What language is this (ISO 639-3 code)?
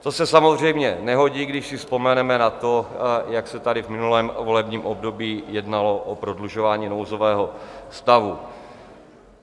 ces